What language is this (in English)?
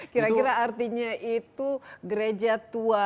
Indonesian